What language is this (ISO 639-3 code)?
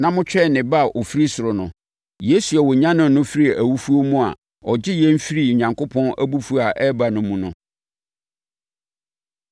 aka